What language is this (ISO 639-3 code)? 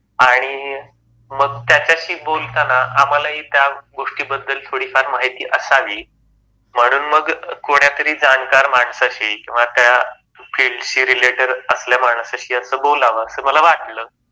mar